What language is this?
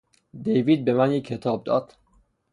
Persian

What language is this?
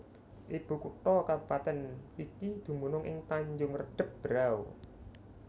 Javanese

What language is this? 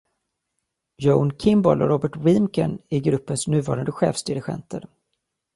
Swedish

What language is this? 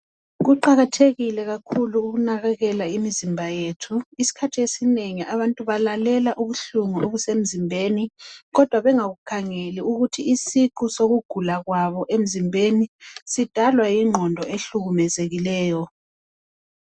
North Ndebele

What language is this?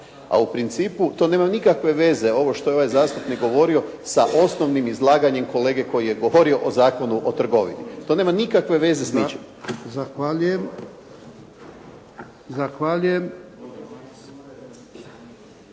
Croatian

